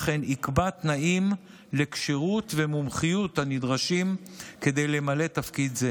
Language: Hebrew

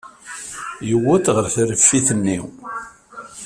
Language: Kabyle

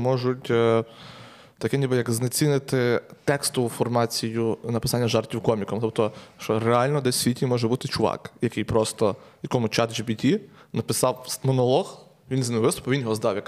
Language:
Ukrainian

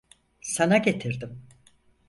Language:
Turkish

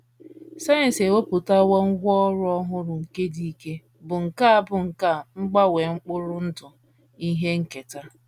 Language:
Igbo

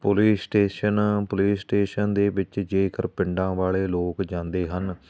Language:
Punjabi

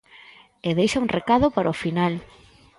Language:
Galician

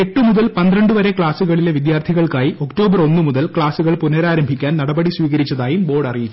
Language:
Malayalam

